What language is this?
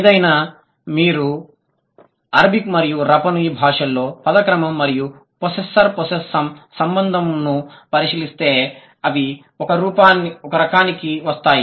Telugu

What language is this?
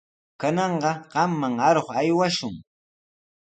Sihuas Ancash Quechua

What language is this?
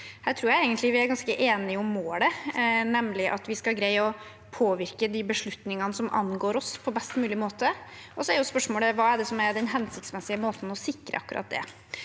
Norwegian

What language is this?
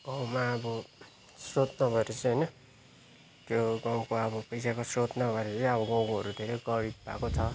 Nepali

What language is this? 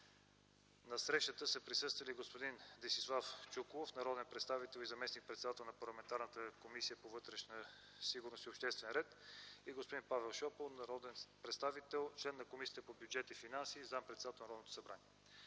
Bulgarian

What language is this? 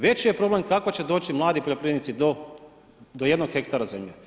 Croatian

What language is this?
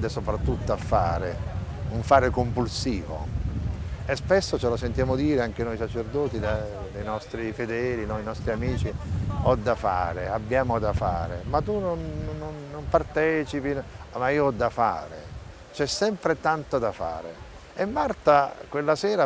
Italian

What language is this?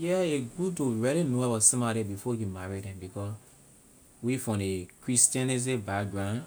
Liberian English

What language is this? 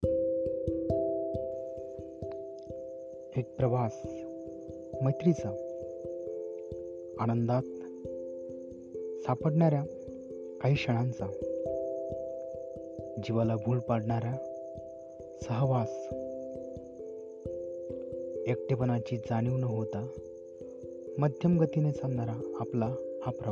Marathi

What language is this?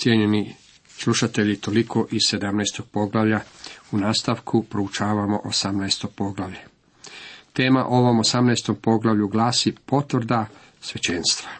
Croatian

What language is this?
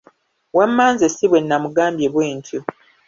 Ganda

